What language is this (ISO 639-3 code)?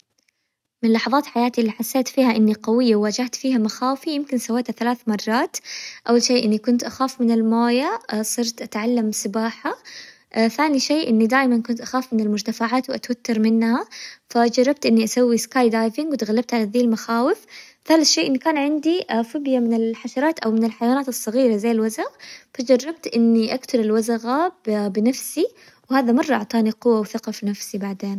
acw